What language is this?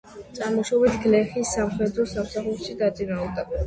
Georgian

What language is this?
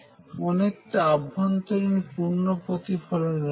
Bangla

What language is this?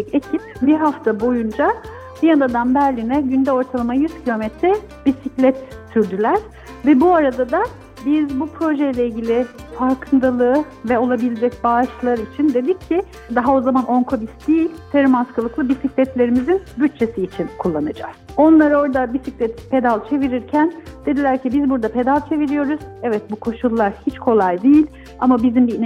Turkish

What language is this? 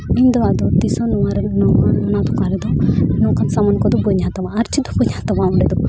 Santali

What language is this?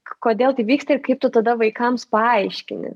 Lithuanian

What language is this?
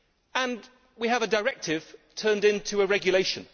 English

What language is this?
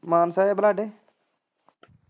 Punjabi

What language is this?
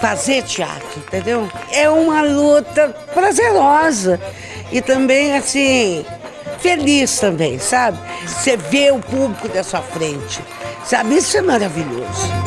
Portuguese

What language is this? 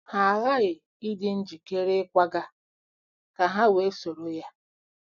Igbo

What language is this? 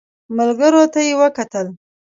Pashto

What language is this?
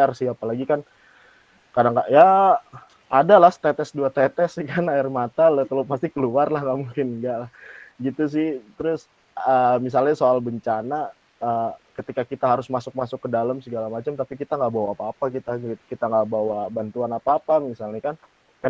Indonesian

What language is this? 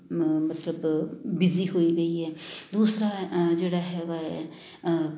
Punjabi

